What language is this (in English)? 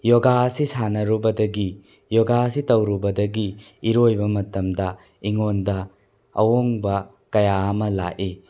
Manipuri